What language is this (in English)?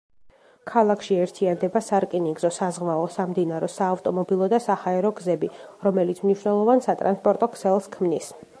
Georgian